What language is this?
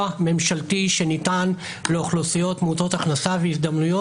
Hebrew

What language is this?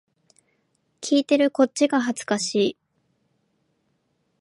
Japanese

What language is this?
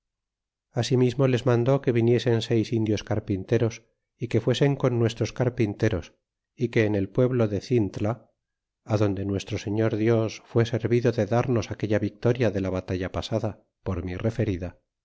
Spanish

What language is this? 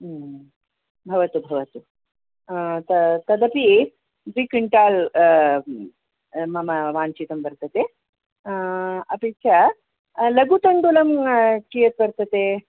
Sanskrit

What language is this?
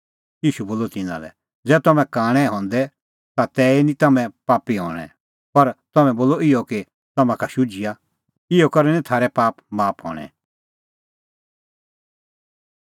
Kullu Pahari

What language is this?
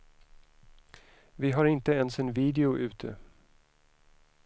Swedish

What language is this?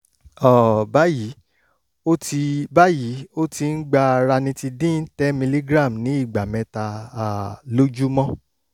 Yoruba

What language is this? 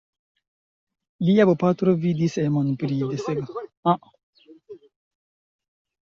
Esperanto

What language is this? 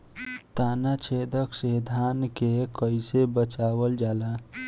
Bhojpuri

